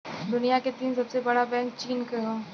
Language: Bhojpuri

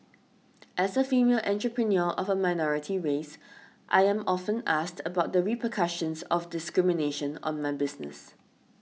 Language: English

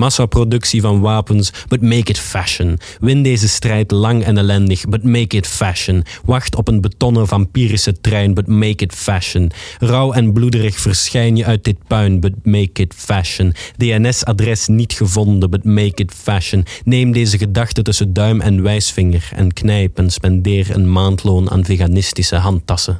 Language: Dutch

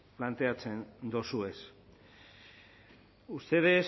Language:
Basque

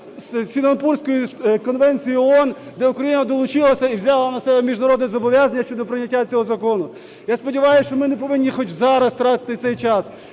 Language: Ukrainian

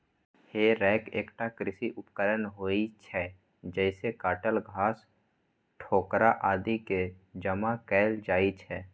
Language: Maithili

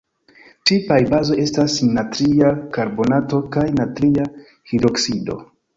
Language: Esperanto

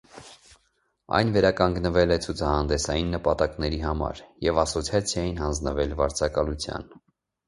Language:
Armenian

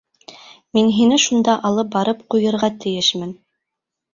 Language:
Bashkir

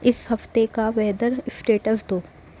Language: Urdu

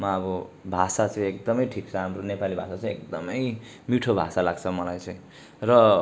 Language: Nepali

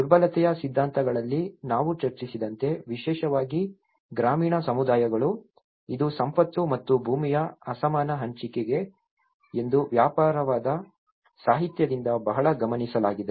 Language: Kannada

